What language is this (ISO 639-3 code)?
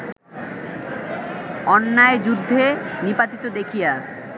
ben